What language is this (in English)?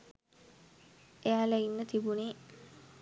Sinhala